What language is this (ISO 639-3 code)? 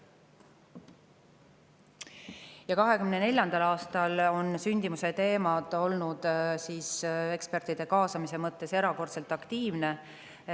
est